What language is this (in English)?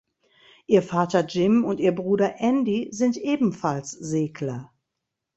German